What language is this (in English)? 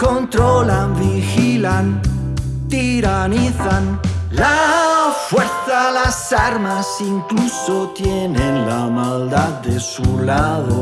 Italian